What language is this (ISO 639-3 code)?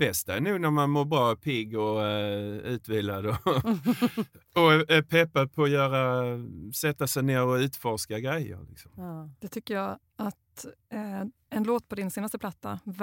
swe